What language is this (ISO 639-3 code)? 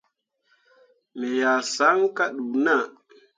mua